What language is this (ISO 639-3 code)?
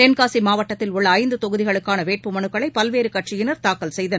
tam